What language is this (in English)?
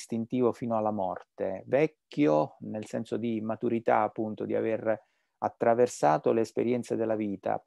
Italian